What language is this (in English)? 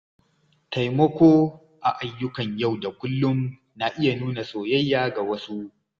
Hausa